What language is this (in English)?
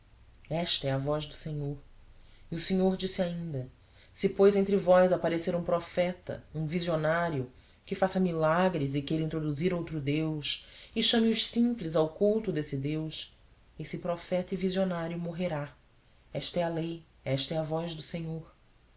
Portuguese